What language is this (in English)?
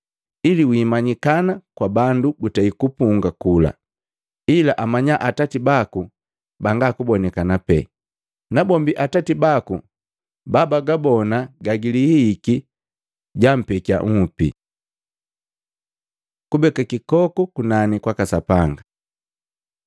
Matengo